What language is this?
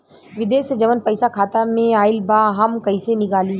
Bhojpuri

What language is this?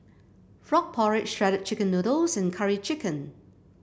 English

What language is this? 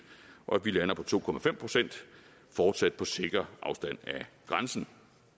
Danish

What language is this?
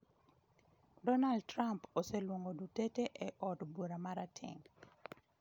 Luo (Kenya and Tanzania)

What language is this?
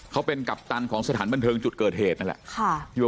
Thai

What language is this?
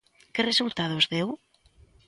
Galician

